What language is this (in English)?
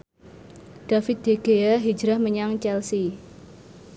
Javanese